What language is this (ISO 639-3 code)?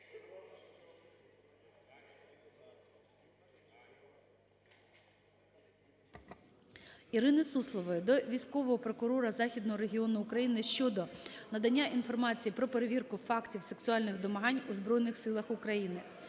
ukr